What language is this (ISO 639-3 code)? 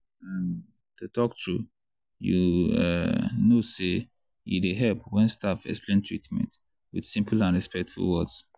pcm